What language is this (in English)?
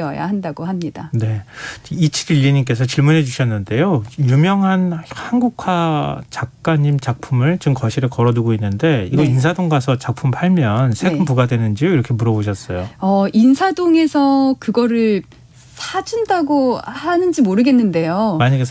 Korean